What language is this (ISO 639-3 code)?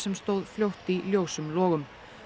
isl